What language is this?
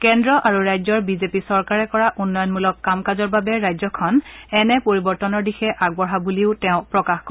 Assamese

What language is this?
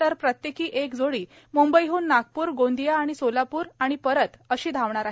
Marathi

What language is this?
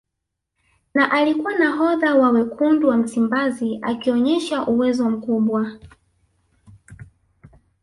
Swahili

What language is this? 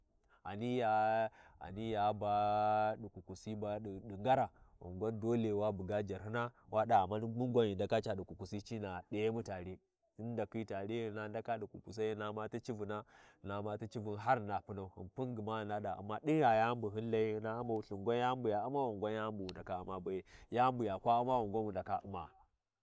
Warji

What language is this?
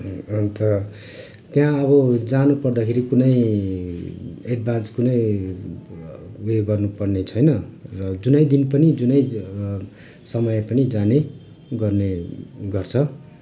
Nepali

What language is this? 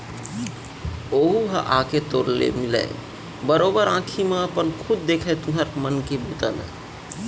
Chhattisgarhi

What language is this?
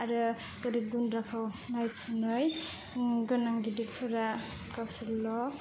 Bodo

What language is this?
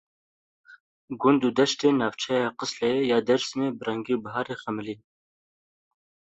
Kurdish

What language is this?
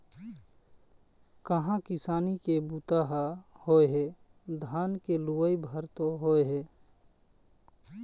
Chhattisgarhi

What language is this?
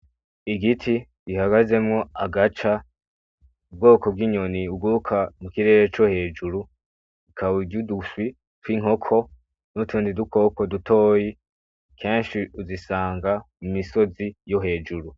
Rundi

